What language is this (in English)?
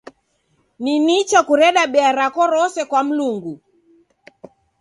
Taita